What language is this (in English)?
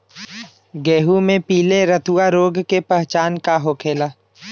Bhojpuri